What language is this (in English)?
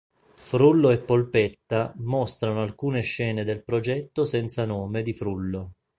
Italian